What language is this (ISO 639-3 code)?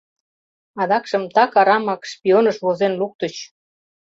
chm